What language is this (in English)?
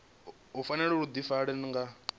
Venda